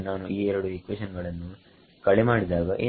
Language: Kannada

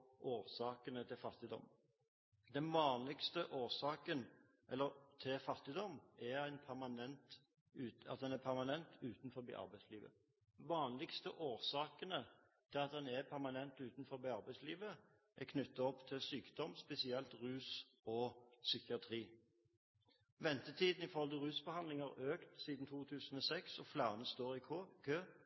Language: Norwegian Bokmål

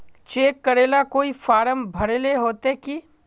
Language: Magahi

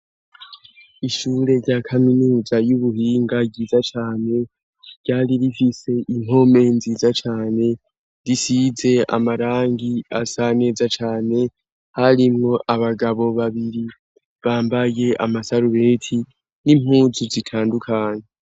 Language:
Rundi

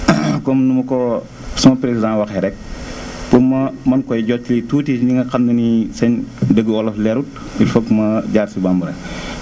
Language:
Wolof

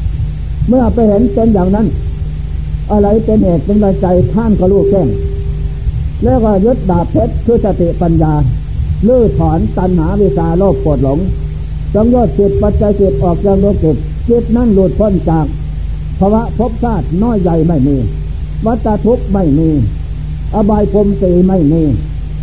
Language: Thai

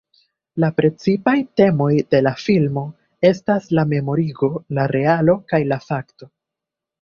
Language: Esperanto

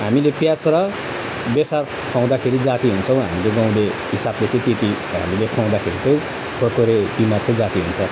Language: Nepali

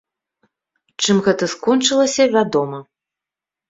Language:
Belarusian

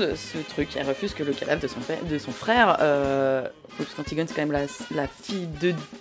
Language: French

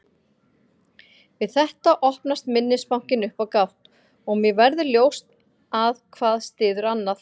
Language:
Icelandic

